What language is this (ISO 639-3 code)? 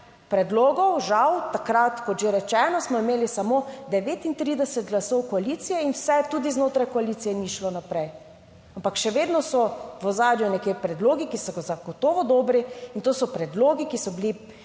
slv